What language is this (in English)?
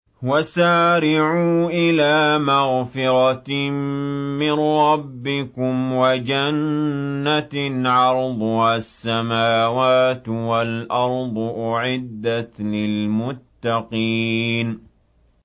Arabic